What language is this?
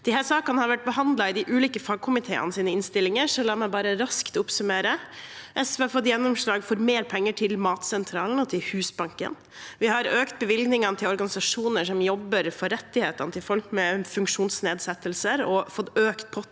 Norwegian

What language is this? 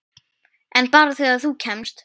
Icelandic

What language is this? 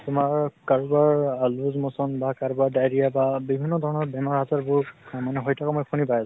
Assamese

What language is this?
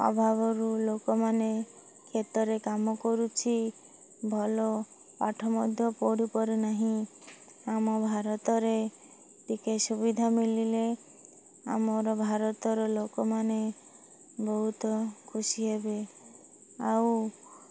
Odia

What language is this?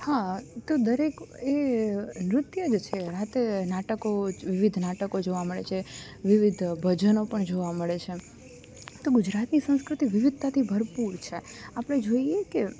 Gujarati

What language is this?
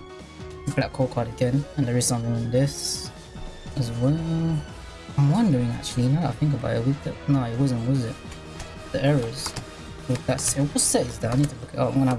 English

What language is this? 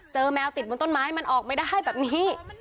Thai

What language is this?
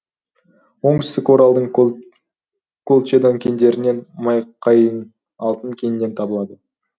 Kazakh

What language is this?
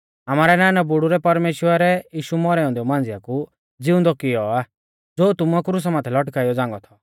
Mahasu Pahari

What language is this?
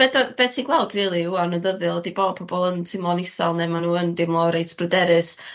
Welsh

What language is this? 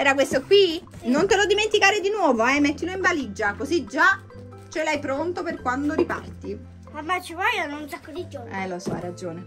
Italian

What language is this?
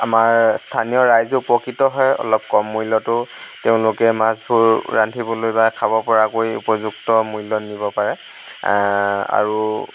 Assamese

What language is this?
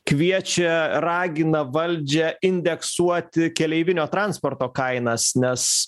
Lithuanian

